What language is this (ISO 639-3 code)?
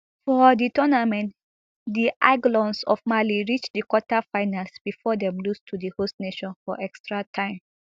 pcm